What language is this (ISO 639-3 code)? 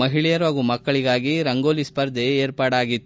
kan